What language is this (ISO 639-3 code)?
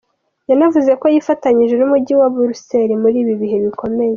kin